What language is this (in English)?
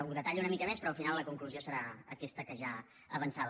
Catalan